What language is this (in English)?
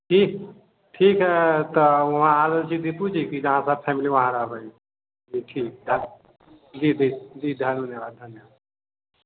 Maithili